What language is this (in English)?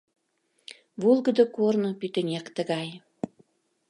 Mari